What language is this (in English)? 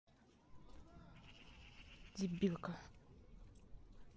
Russian